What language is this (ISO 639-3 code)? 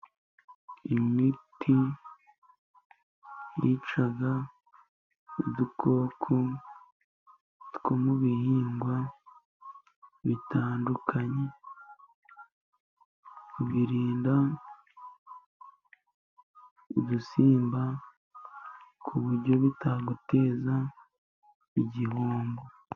kin